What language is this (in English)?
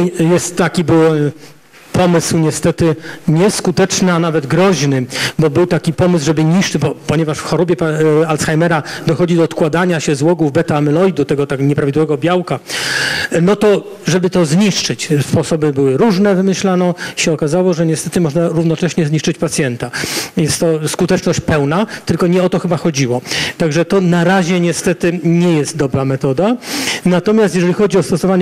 Polish